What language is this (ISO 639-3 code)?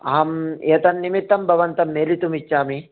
san